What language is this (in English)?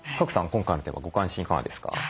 Japanese